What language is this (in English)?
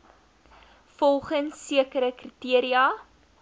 Afrikaans